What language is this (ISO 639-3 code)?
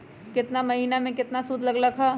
mag